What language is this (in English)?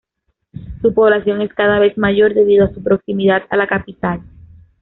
Spanish